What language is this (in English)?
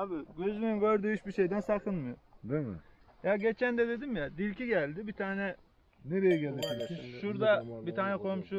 Turkish